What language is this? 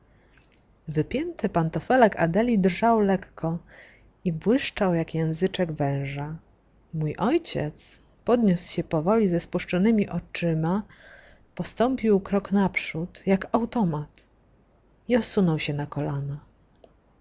Polish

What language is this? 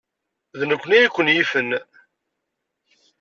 Kabyle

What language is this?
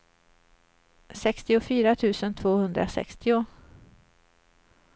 Swedish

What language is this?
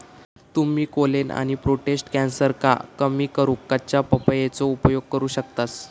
Marathi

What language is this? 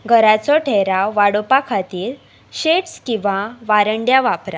Konkani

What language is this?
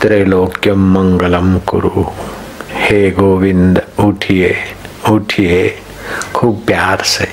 Hindi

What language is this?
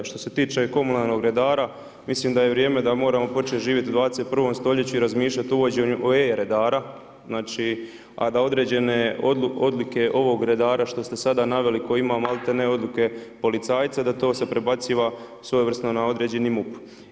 Croatian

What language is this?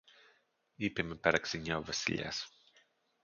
Greek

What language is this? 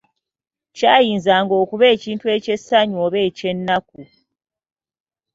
Ganda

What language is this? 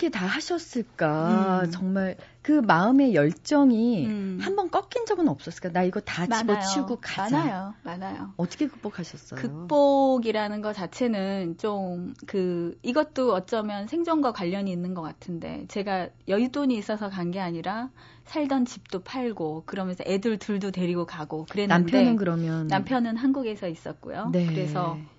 Korean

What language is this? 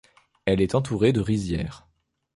French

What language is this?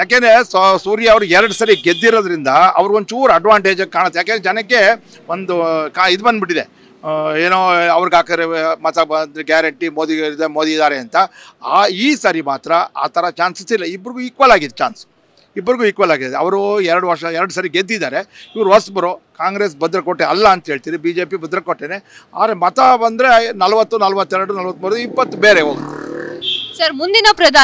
Kannada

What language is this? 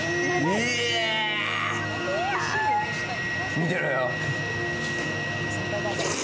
Japanese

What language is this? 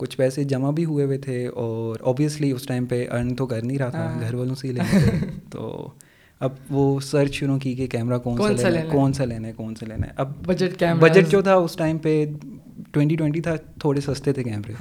Urdu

